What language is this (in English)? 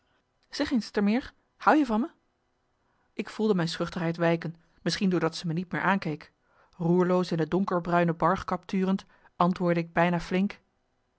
Dutch